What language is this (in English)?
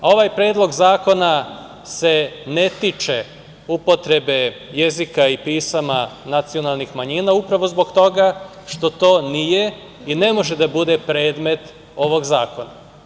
Serbian